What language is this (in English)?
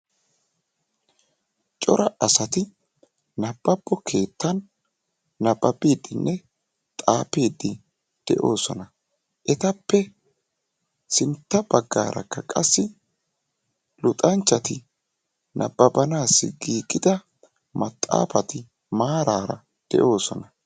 Wolaytta